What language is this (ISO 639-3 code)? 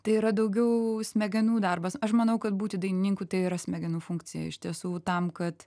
lit